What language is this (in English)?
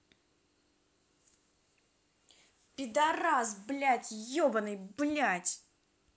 Russian